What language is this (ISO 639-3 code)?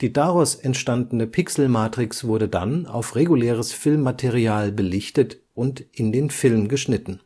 deu